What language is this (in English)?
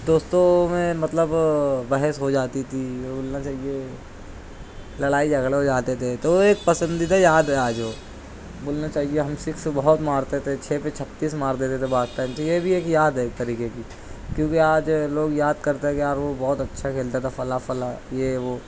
Urdu